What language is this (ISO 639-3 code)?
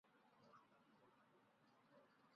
zho